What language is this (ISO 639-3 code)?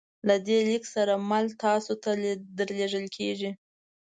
pus